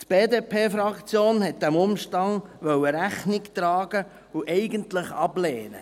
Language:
Swiss German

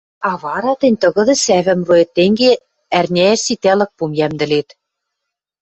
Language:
Western Mari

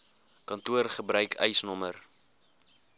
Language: Afrikaans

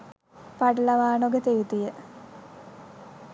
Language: Sinhala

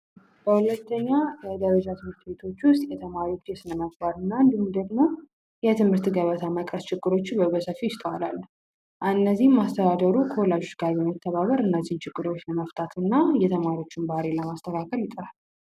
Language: Amharic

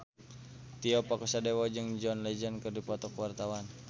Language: Sundanese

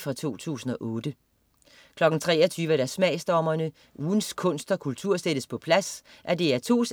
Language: Danish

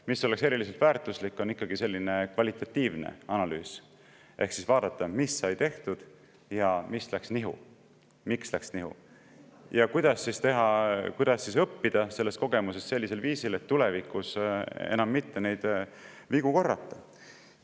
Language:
Estonian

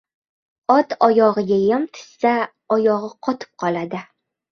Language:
Uzbek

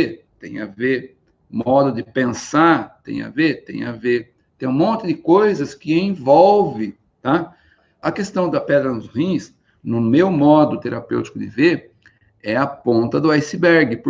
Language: Portuguese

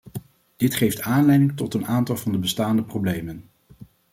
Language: Dutch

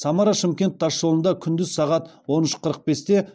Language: Kazakh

